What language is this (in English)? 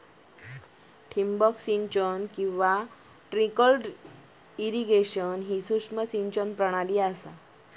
Marathi